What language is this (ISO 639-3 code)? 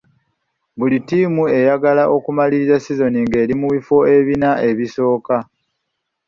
lug